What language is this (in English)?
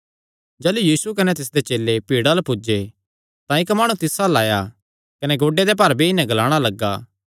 Kangri